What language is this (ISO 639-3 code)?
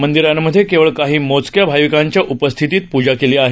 mar